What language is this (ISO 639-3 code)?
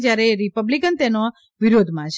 guj